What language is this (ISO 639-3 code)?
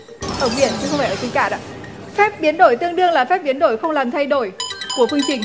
vie